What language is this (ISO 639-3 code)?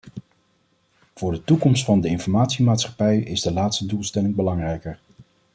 nld